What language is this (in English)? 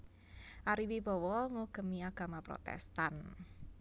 Javanese